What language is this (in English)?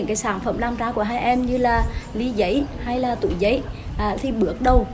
Vietnamese